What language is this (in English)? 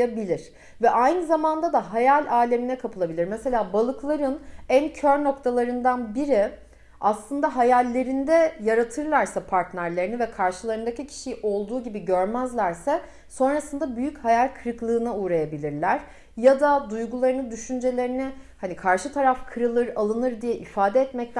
Turkish